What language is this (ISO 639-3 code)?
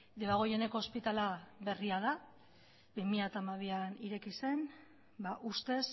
eus